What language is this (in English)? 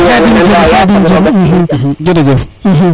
Serer